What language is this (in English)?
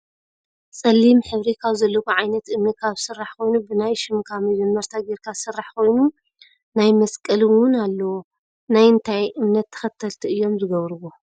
Tigrinya